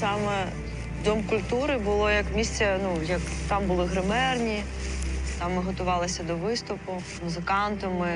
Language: Ukrainian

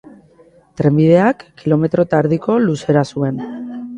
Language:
Basque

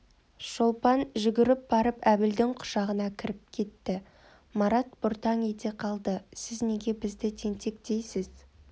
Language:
Kazakh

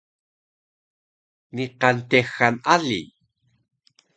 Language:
Taroko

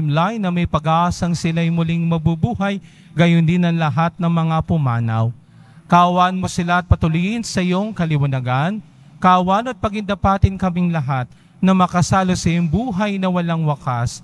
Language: Filipino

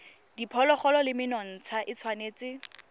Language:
Tswana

